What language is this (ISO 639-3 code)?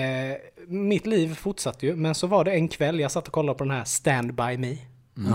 swe